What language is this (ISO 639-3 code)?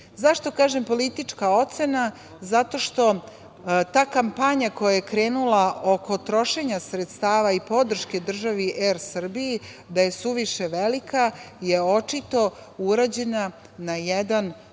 srp